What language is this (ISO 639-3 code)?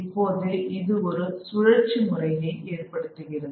tam